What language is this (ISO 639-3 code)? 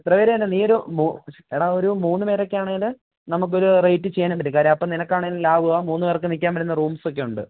mal